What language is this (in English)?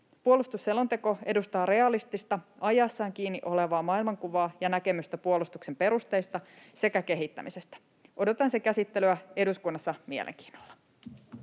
Finnish